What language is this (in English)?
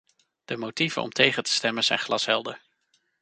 Dutch